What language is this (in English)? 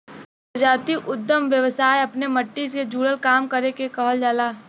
Bhojpuri